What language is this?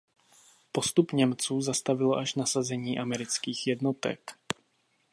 Czech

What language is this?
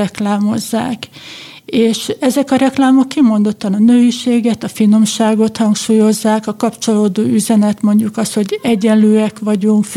Hungarian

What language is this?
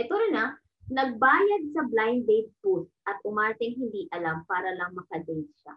Filipino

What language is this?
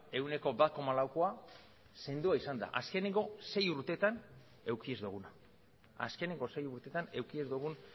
Basque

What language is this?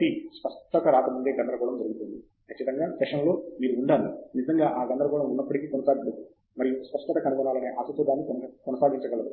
Telugu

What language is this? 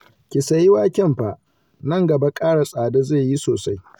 Hausa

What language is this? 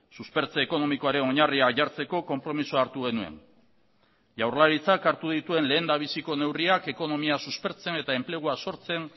Basque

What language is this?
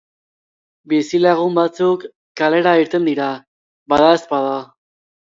Basque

